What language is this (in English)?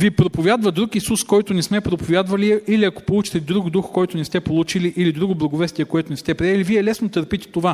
Bulgarian